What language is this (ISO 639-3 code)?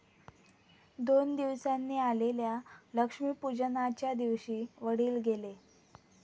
mar